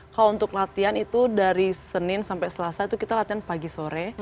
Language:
Indonesian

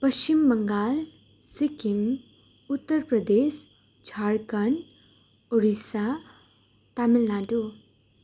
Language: Nepali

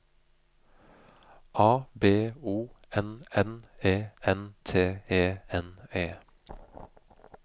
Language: Norwegian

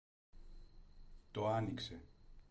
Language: Greek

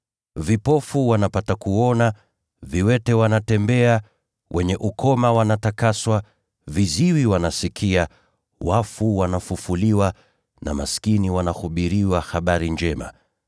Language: Swahili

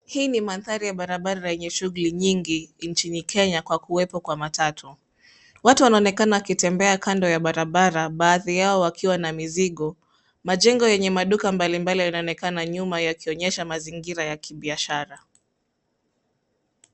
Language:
Swahili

